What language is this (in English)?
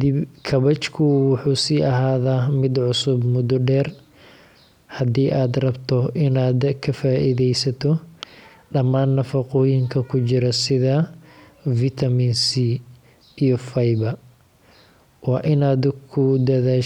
Somali